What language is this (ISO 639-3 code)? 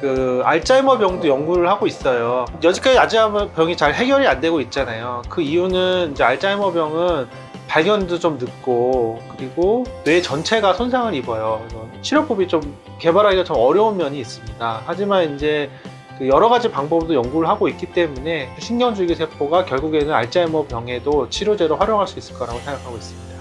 kor